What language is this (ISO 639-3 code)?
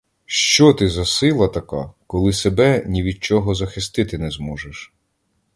ukr